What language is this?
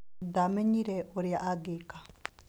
Kikuyu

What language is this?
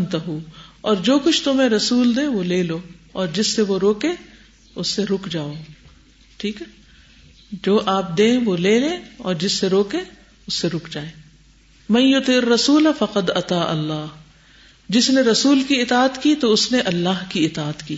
Urdu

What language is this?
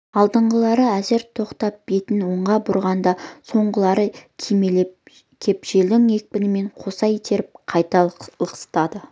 Kazakh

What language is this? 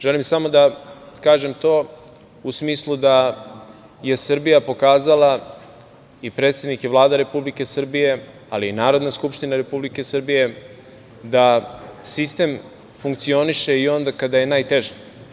Serbian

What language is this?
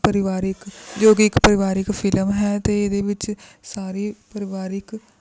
Punjabi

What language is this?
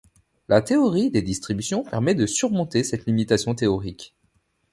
French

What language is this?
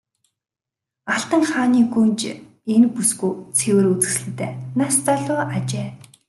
Mongolian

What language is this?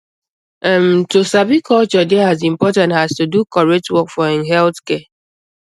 Nigerian Pidgin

